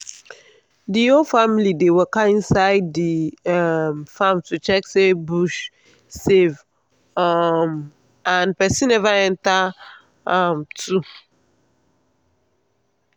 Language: Nigerian Pidgin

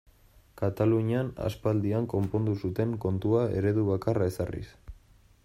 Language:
Basque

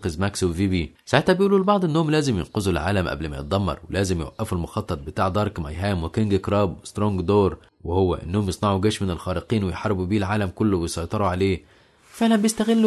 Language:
Arabic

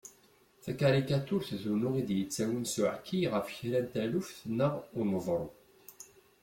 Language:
Kabyle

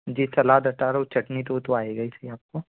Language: Hindi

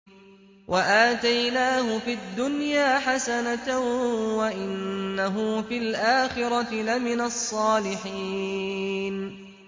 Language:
Arabic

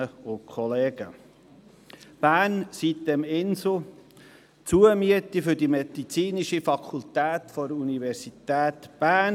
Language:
Swiss German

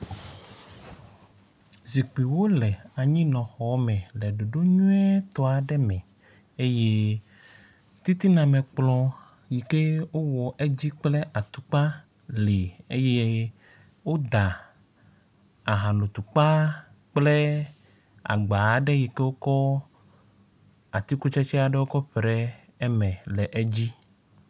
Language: Ewe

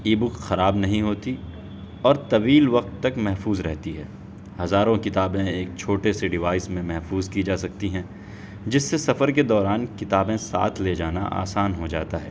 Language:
Urdu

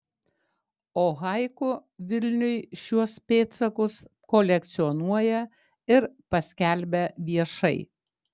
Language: Lithuanian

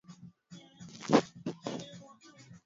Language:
Swahili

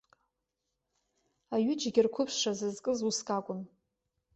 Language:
Abkhazian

